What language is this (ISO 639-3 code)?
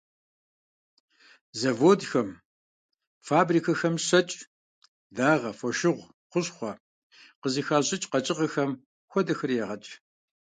kbd